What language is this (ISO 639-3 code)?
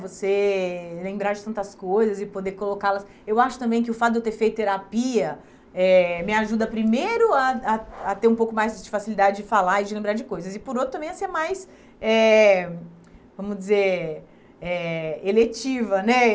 por